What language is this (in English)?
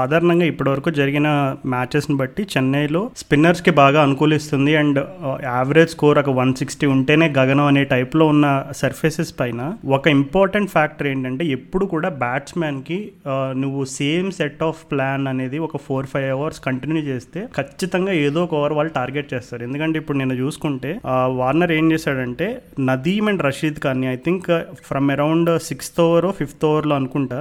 Telugu